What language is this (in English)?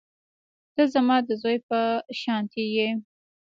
Pashto